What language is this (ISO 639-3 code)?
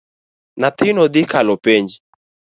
luo